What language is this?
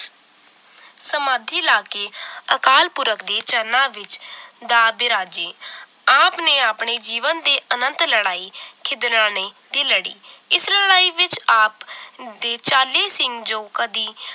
Punjabi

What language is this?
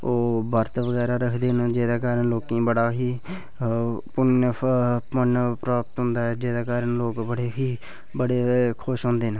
Dogri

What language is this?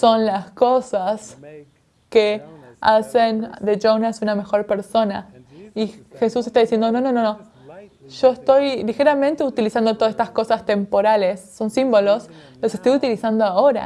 Spanish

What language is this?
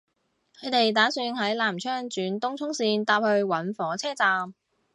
Cantonese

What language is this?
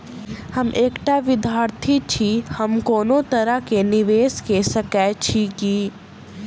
Maithili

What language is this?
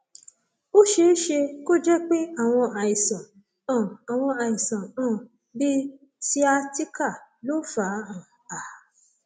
Yoruba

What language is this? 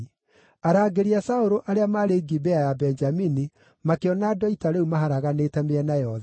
Kikuyu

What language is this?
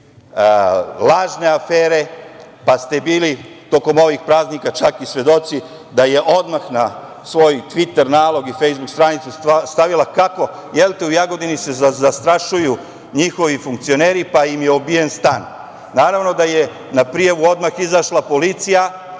Serbian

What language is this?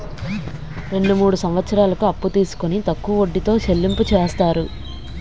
Telugu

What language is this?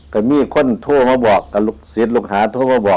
Thai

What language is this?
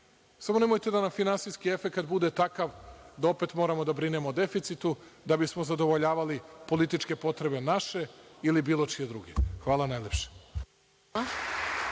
Serbian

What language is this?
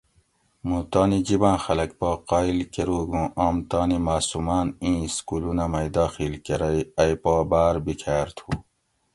Gawri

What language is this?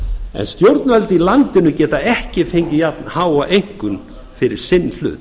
Icelandic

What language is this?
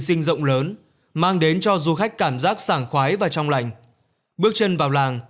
Vietnamese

